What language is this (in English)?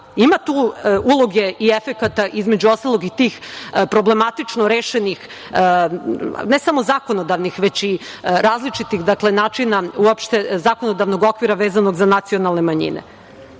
Serbian